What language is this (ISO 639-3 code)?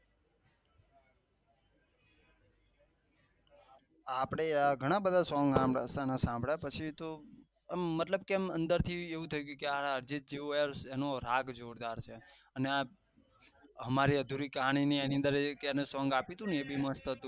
guj